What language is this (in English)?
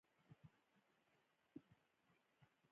Pashto